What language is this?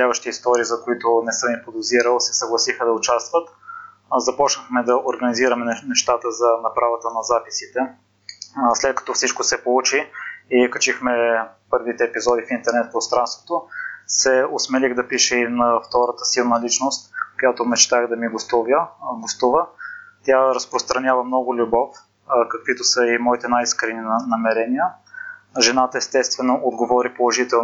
Bulgarian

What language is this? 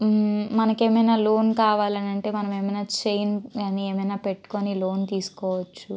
Telugu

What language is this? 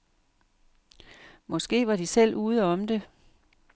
Danish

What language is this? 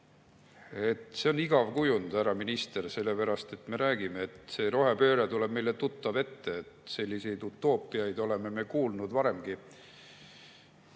Estonian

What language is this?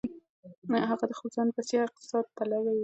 Pashto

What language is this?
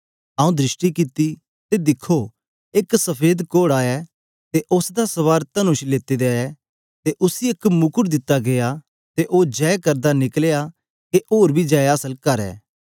Dogri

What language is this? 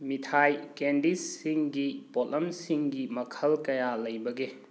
Manipuri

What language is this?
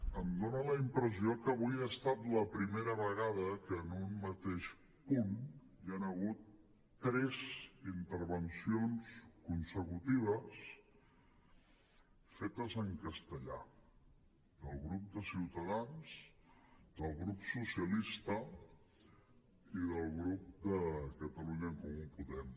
Catalan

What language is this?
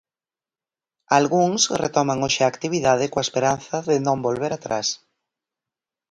Galician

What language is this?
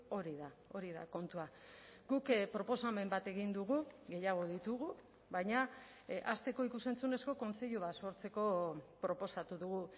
Basque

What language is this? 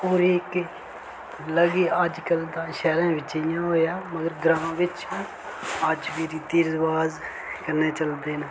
Dogri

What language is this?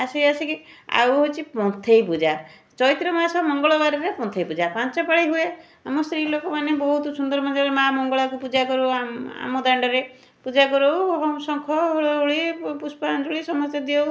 Odia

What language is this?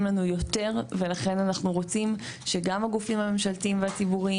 Hebrew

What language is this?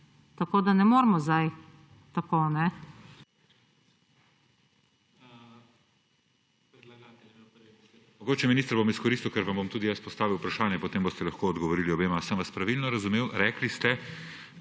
Slovenian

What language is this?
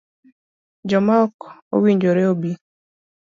Luo (Kenya and Tanzania)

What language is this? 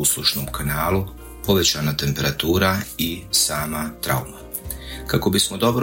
Croatian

